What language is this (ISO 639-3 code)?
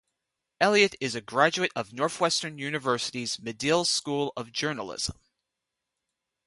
eng